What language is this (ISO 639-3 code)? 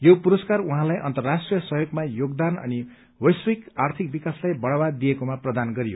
nep